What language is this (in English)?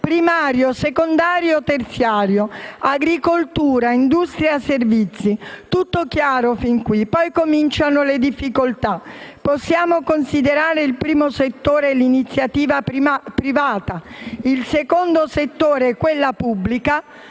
Italian